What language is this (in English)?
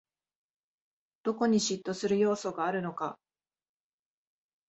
Japanese